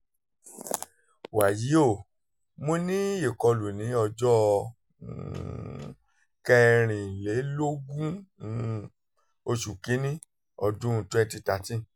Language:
Yoruba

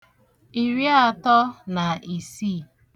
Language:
Igbo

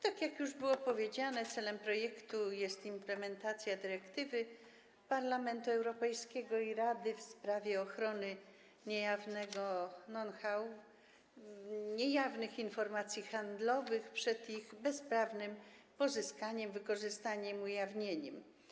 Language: Polish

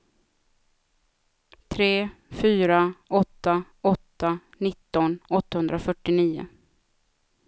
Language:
Swedish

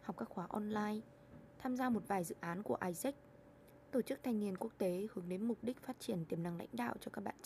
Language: Vietnamese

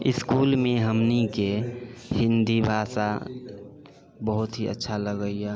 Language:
Maithili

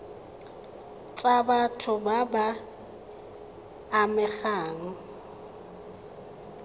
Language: Tswana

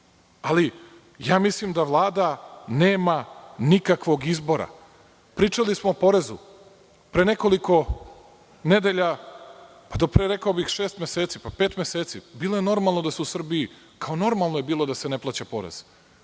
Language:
Serbian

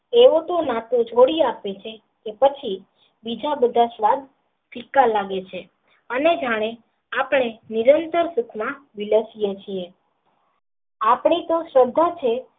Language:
Gujarati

